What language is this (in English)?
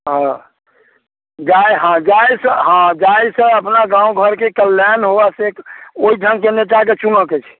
Maithili